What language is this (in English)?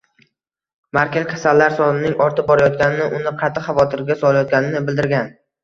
Uzbek